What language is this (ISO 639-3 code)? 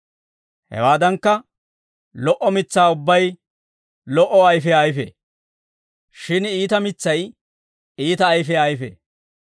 dwr